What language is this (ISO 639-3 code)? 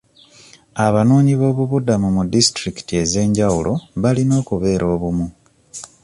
lug